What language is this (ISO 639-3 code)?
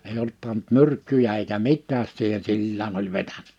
fin